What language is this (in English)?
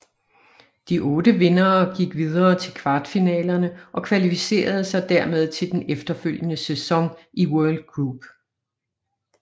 Danish